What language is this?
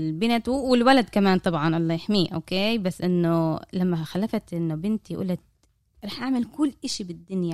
Arabic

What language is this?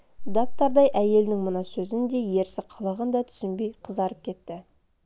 Kazakh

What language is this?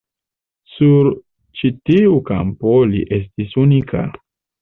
Esperanto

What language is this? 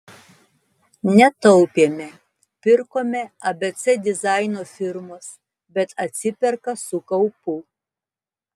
Lithuanian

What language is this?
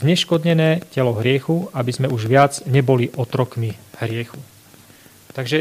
Slovak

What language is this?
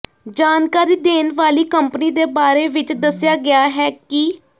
Punjabi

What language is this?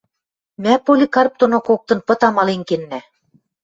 Western Mari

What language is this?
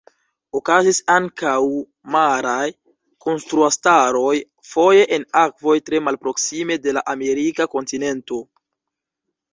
Esperanto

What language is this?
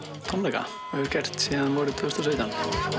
Icelandic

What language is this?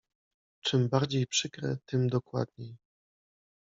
Polish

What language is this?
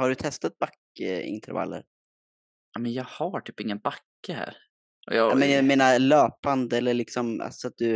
Swedish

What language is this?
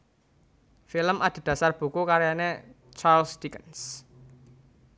Javanese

